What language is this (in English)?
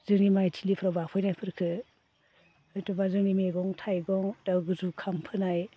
Bodo